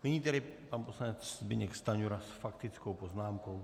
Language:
Czech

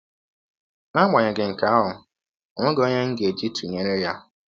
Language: Igbo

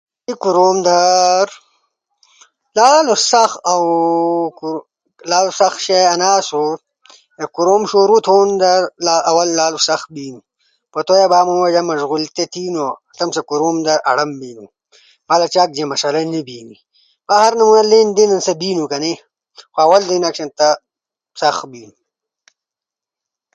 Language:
Ushojo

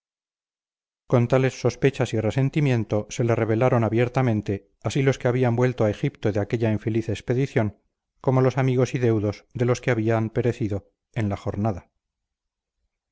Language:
Spanish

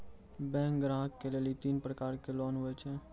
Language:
Maithili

